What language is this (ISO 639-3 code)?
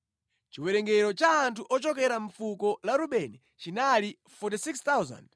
nya